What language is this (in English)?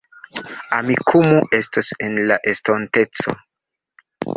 Esperanto